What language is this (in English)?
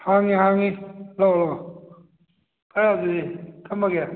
Manipuri